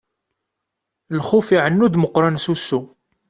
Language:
Kabyle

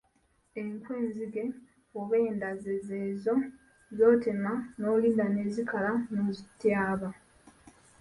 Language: Ganda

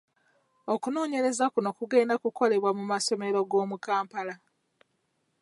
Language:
Ganda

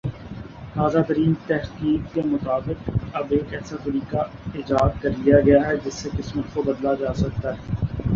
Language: Urdu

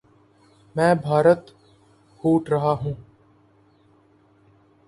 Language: Urdu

